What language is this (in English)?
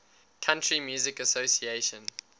English